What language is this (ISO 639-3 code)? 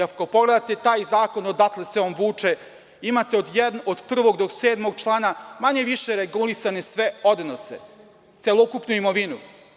srp